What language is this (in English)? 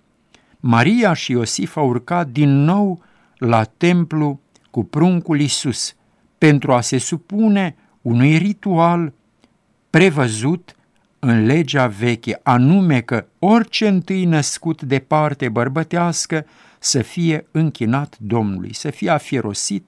Romanian